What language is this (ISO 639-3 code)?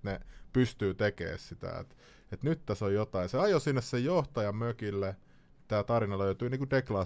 fin